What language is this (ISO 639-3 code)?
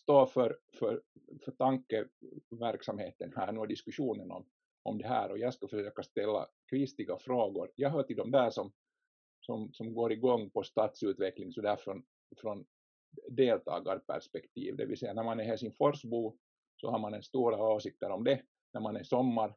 swe